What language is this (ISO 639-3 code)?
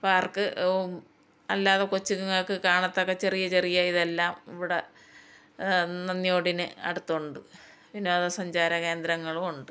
mal